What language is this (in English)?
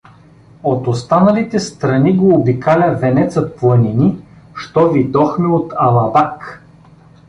Bulgarian